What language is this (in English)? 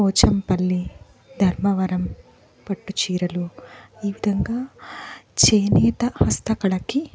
Telugu